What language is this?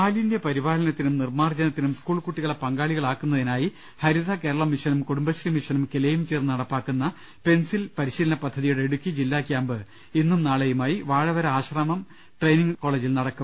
Malayalam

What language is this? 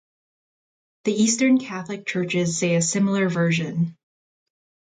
English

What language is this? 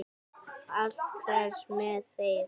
Icelandic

